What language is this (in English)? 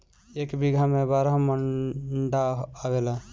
Bhojpuri